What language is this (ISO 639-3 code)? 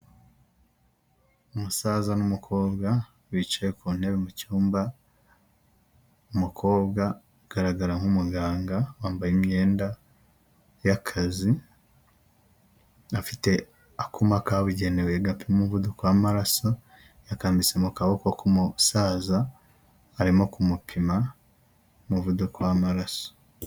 kin